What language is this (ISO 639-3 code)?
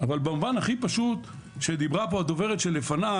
heb